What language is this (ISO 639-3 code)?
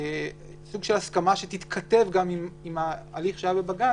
heb